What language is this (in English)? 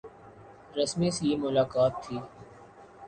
Urdu